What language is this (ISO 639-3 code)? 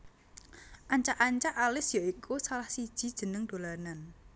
jav